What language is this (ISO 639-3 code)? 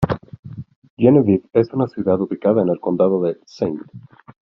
spa